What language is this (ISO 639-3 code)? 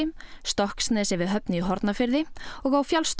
isl